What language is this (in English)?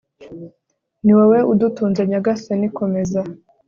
Kinyarwanda